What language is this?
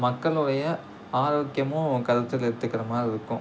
Tamil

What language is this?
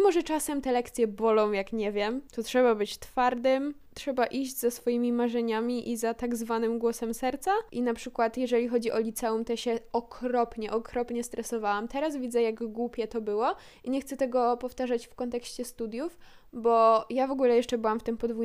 Polish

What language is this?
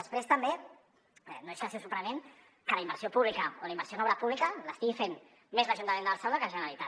Catalan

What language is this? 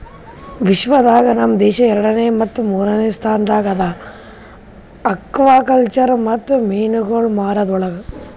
Kannada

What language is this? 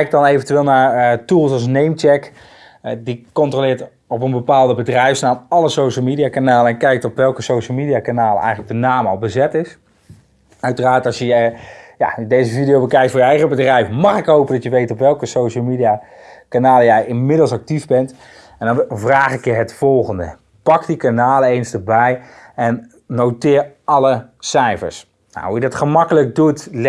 Dutch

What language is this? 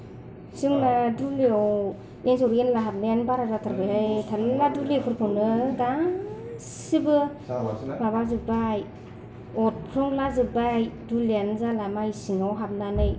Bodo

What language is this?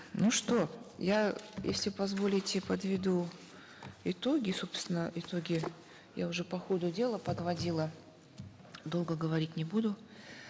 Kazakh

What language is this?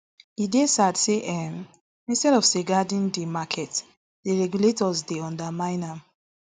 Nigerian Pidgin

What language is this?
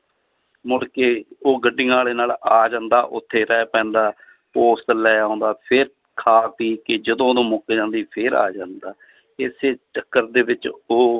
Punjabi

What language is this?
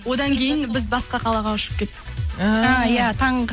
Kazakh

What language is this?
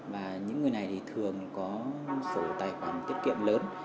Vietnamese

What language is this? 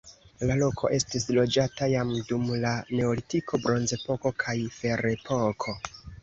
Esperanto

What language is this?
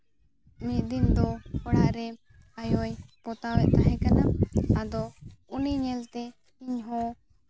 Santali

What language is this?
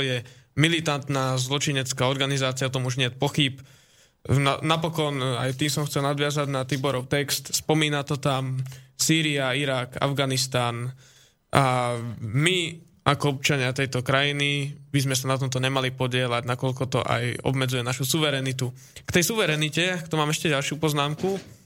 Slovak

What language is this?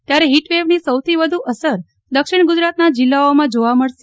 Gujarati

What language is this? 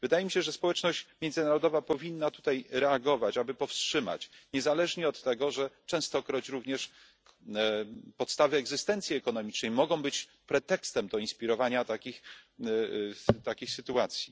Polish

